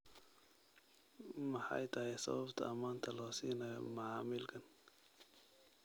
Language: Somali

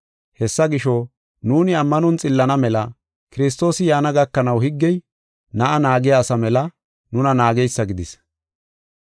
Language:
Gofa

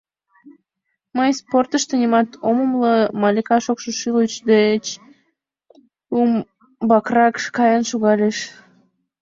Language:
Mari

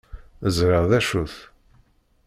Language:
Kabyle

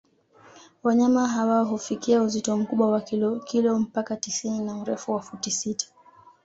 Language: Swahili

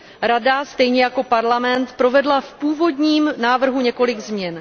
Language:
Czech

